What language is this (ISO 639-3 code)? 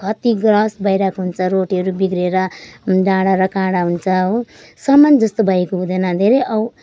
nep